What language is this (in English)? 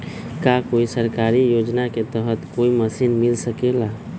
Magahi